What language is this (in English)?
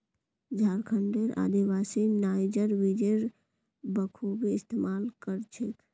Magahi